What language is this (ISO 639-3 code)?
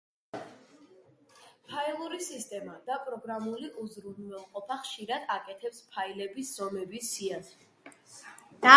kat